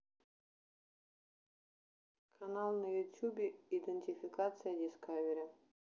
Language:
Russian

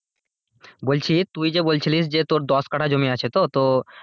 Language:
Bangla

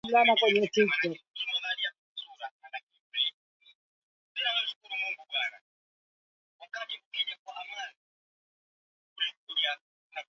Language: Swahili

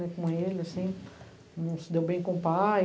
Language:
Portuguese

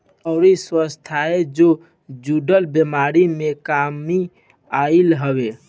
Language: Bhojpuri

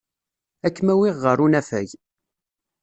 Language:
Kabyle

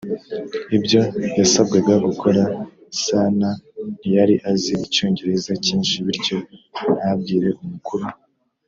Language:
Kinyarwanda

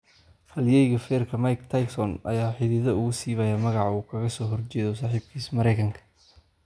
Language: Somali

